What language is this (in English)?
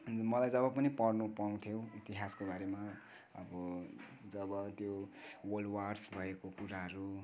Nepali